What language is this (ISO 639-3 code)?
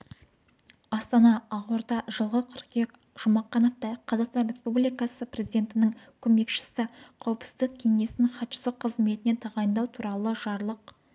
kaz